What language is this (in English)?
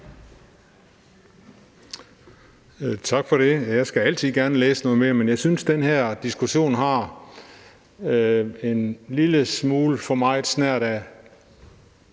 Danish